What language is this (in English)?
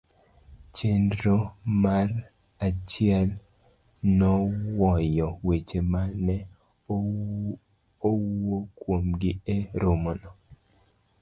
Luo (Kenya and Tanzania)